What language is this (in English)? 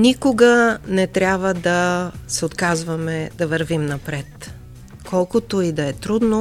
Bulgarian